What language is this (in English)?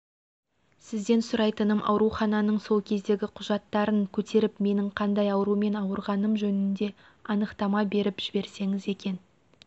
Kazakh